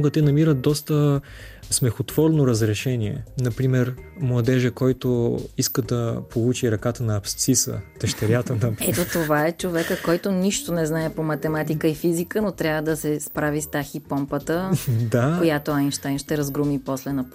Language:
Bulgarian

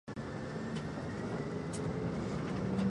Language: Chinese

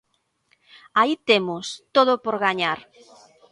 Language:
Galician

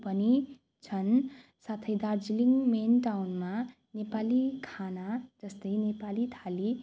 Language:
Nepali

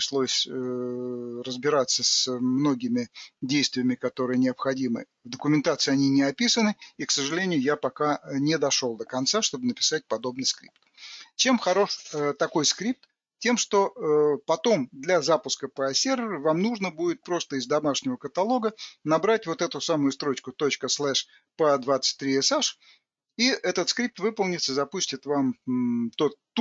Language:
Russian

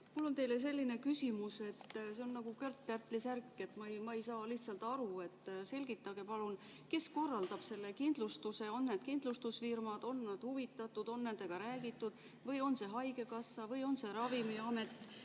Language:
Estonian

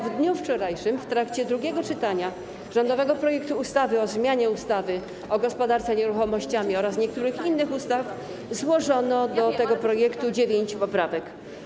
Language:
Polish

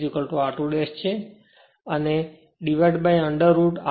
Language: Gujarati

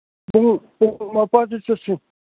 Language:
Manipuri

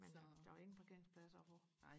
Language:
Danish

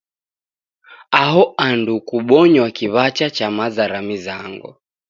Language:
Taita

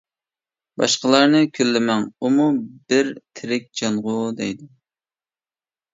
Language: Uyghur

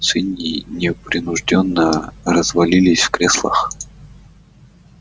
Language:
Russian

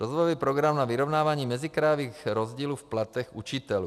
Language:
Czech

